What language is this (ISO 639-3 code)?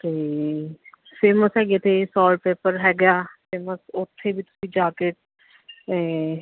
pan